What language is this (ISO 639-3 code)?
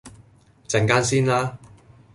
yue